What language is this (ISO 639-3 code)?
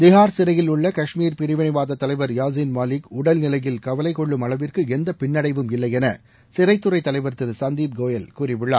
tam